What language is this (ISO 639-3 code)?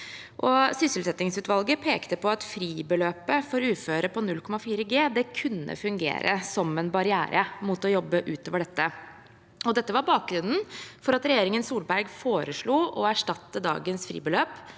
nor